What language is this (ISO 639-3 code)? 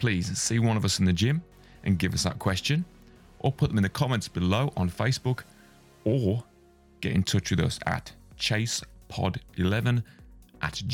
eng